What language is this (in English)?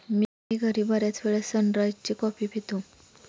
Marathi